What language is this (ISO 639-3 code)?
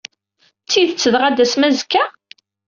kab